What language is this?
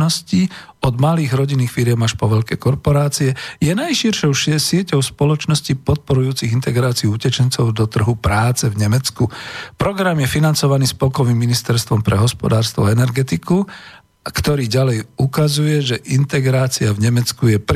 Slovak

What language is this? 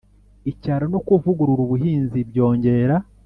Kinyarwanda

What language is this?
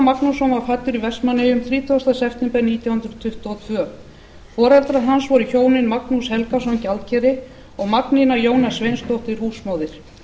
Icelandic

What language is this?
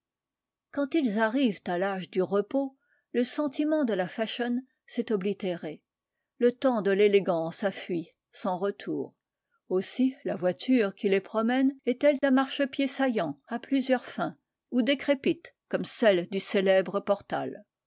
French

